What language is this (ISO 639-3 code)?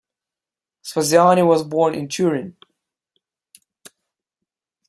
eng